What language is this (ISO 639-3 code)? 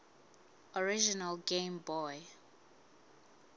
sot